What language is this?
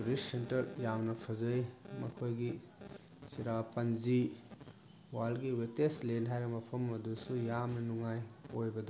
Manipuri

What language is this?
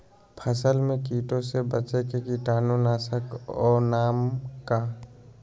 Magahi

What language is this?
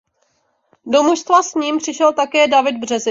Czech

